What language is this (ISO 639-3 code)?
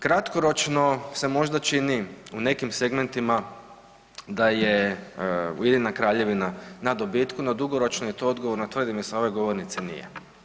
hrv